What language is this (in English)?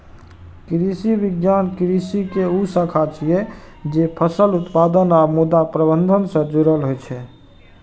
Maithili